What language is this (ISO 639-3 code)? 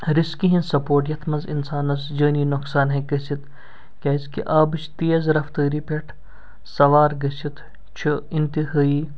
kas